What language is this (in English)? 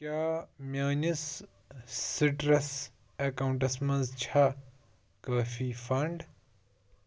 Kashmiri